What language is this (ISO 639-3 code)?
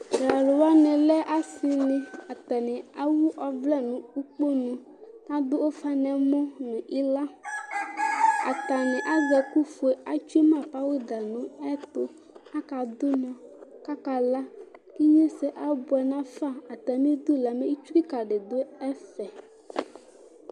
kpo